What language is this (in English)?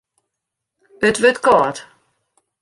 Western Frisian